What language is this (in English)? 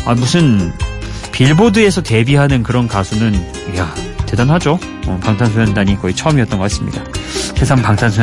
Korean